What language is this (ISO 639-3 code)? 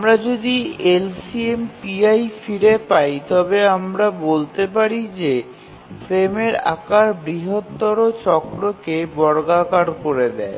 ben